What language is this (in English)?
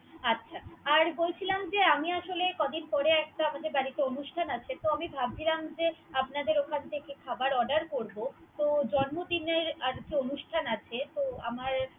Bangla